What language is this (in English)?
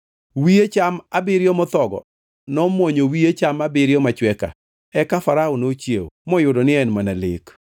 Luo (Kenya and Tanzania)